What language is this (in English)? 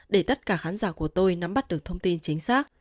Vietnamese